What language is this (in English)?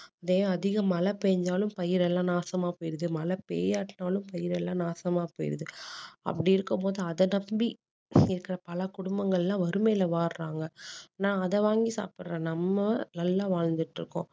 Tamil